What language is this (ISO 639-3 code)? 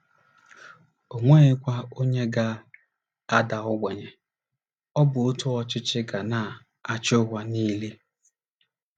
ibo